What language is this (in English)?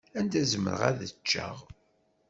Kabyle